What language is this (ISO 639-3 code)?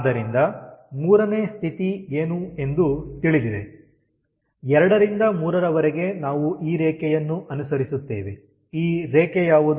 kan